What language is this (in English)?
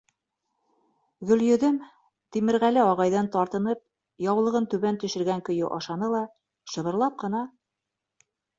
Bashkir